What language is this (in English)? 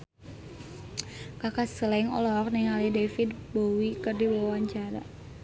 Sundanese